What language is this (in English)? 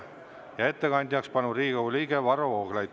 Estonian